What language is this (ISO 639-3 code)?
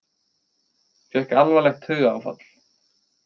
isl